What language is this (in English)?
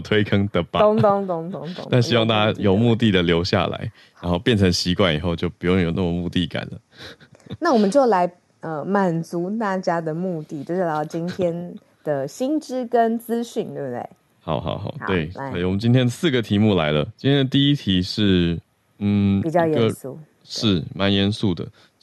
Chinese